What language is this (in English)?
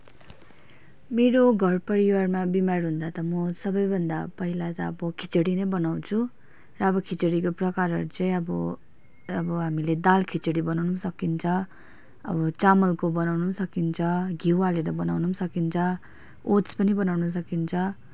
Nepali